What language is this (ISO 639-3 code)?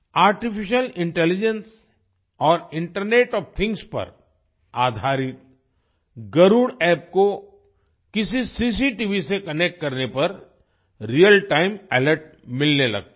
hin